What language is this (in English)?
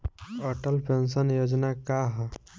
Bhojpuri